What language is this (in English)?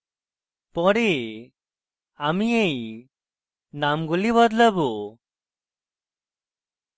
Bangla